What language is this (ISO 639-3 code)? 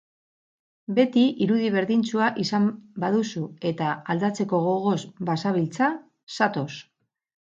eus